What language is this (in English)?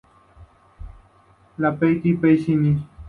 Spanish